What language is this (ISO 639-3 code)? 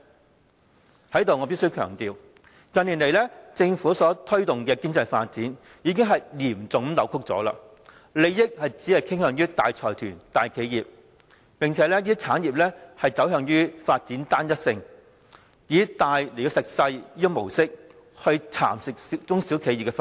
yue